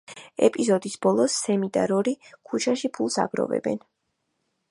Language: Georgian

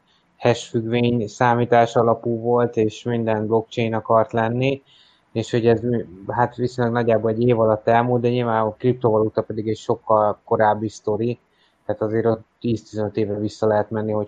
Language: Hungarian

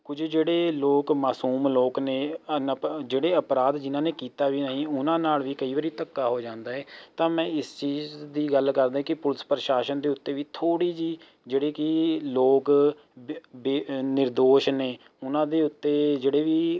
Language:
Punjabi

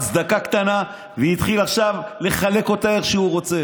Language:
Hebrew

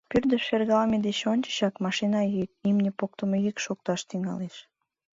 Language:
Mari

